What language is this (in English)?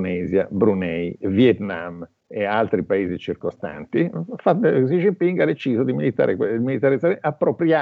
Italian